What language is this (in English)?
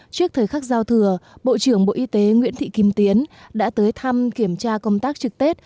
Vietnamese